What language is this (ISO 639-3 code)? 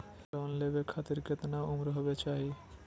mag